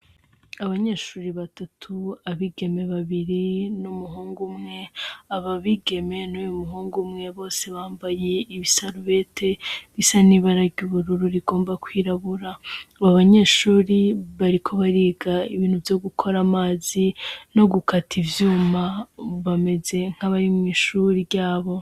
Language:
Rundi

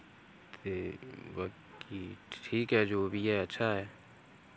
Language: Dogri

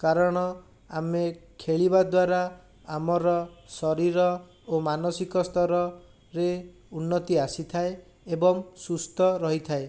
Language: Odia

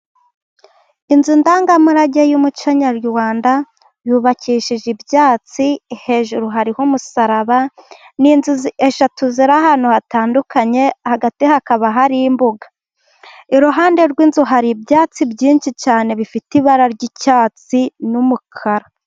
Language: Kinyarwanda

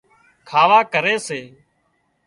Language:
Wadiyara Koli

